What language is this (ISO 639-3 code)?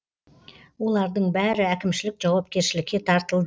kaz